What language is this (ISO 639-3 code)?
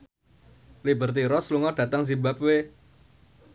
jav